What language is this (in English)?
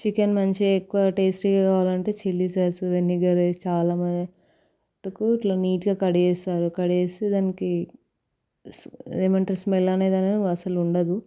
Telugu